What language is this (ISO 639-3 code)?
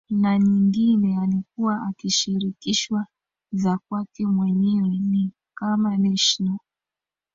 swa